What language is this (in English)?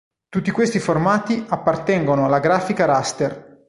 Italian